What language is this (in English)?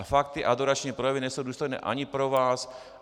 Czech